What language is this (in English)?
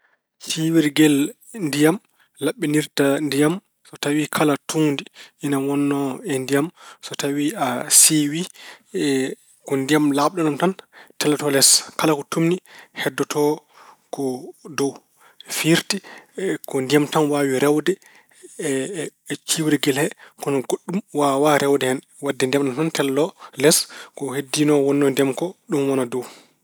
Fula